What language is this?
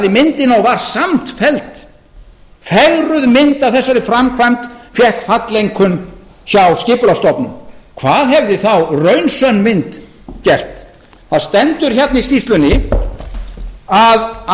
Icelandic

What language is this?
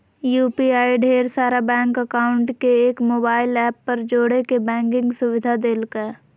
Magahi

